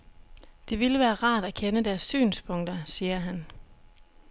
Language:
Danish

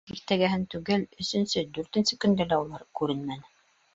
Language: Bashkir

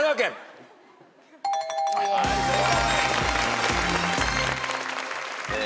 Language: Japanese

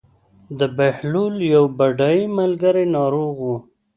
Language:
Pashto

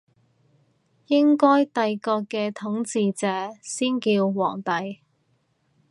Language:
Cantonese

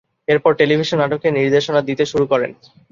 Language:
Bangla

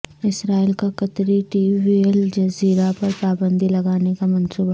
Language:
Urdu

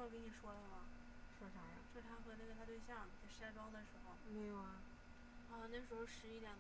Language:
Chinese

